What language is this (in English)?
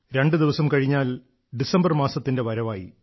Malayalam